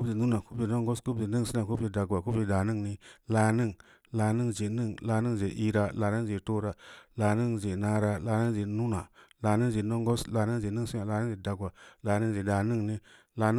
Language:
Samba Leko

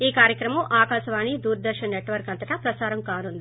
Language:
Telugu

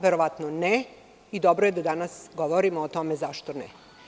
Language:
Serbian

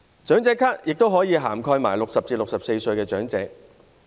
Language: Cantonese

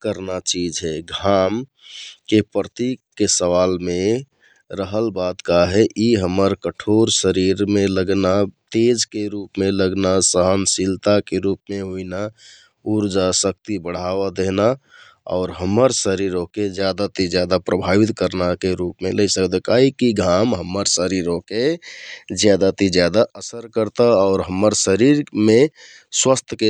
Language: Kathoriya Tharu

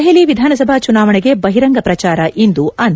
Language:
Kannada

